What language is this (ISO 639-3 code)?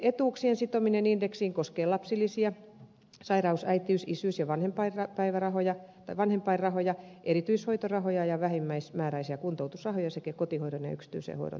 fin